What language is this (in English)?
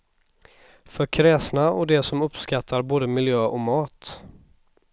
Swedish